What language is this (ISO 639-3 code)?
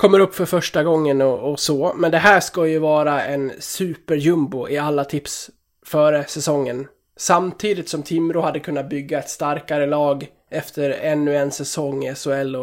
swe